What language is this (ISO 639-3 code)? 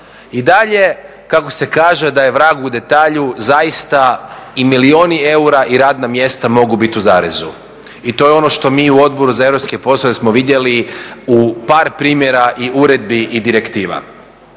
hrv